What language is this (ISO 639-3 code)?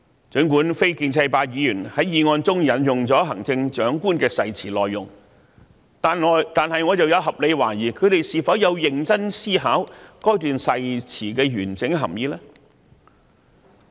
yue